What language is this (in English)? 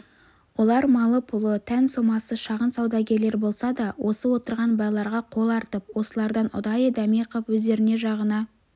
Kazakh